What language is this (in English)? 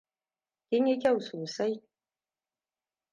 Hausa